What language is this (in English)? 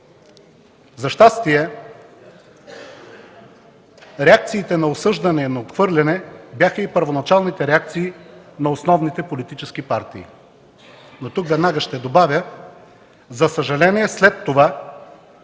Bulgarian